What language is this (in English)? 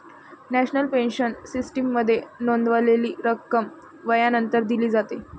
Marathi